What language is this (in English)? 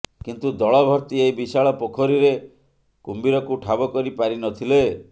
Odia